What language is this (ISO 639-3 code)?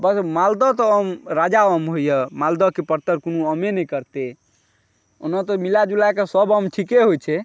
mai